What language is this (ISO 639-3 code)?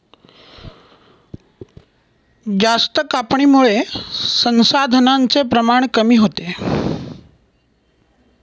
mar